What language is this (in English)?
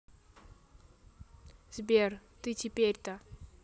Russian